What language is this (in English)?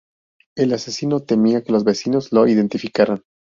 Spanish